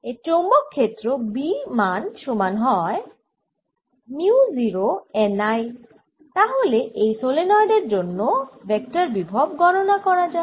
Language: Bangla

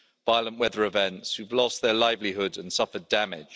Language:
English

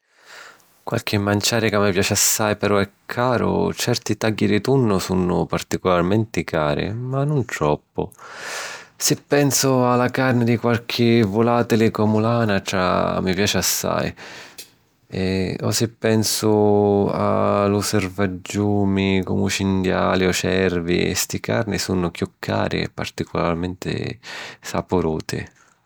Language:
Sicilian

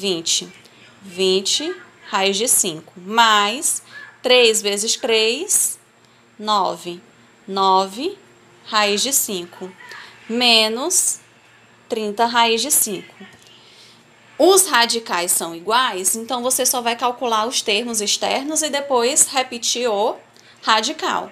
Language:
Portuguese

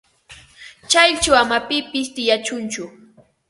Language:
Ambo-Pasco Quechua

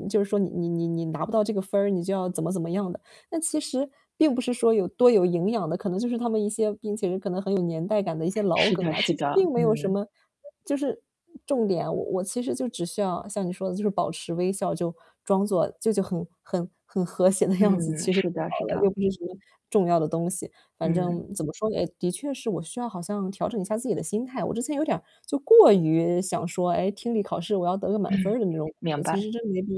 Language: Chinese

